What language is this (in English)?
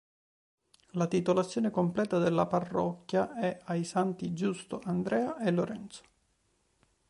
Italian